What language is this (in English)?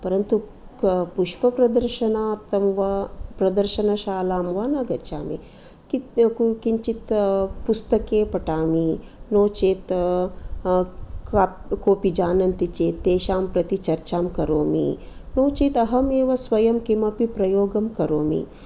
Sanskrit